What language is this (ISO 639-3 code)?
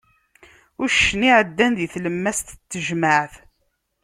kab